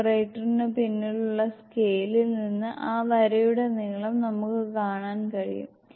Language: Malayalam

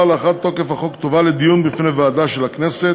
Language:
Hebrew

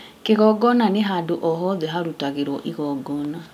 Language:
Kikuyu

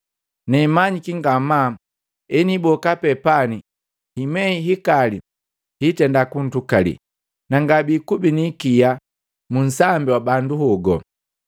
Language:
Matengo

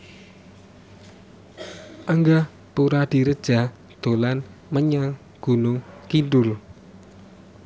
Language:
Javanese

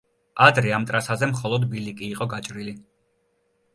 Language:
Georgian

